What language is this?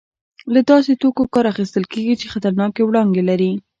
Pashto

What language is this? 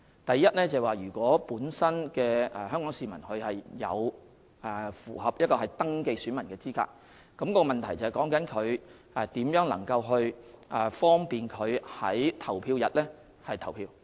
Cantonese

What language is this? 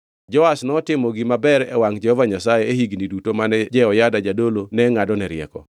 Luo (Kenya and Tanzania)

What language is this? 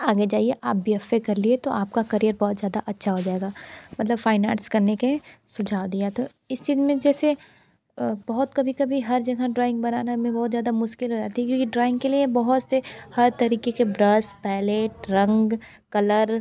Hindi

